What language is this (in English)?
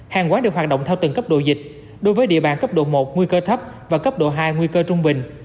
Vietnamese